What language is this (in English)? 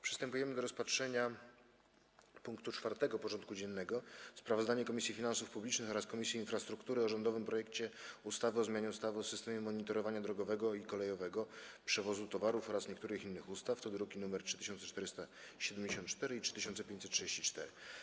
Polish